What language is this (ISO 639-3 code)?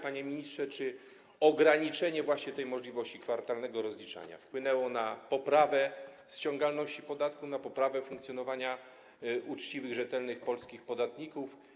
pol